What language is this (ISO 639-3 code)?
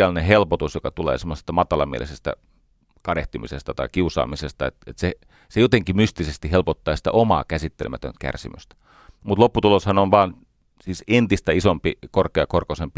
fin